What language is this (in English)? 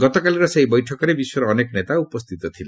Odia